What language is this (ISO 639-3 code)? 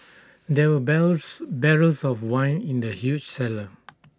eng